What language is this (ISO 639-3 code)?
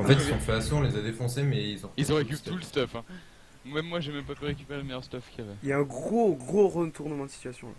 fra